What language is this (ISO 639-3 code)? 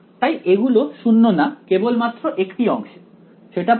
ben